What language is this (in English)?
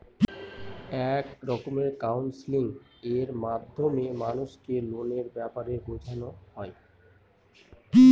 Bangla